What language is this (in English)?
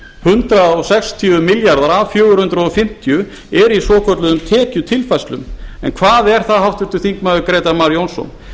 Icelandic